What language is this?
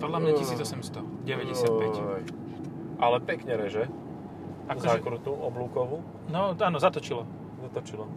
Slovak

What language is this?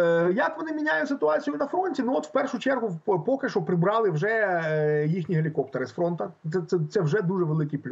Ukrainian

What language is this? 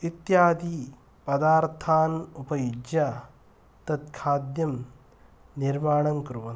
Sanskrit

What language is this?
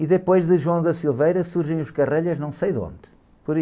Portuguese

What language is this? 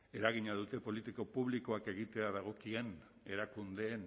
Basque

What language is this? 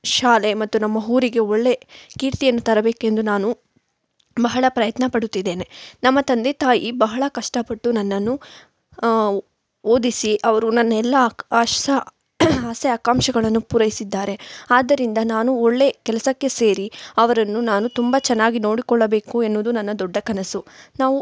Kannada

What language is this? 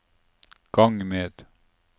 Norwegian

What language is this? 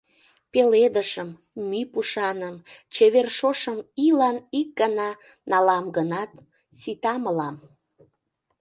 Mari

